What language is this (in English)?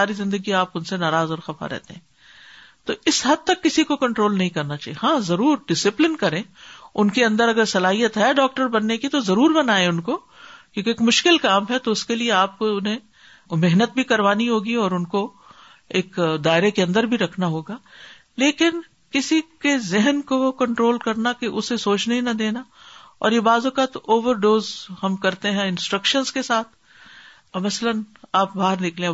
Urdu